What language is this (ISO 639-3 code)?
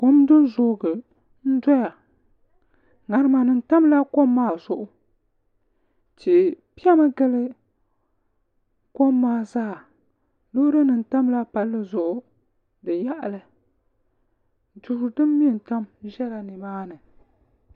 dag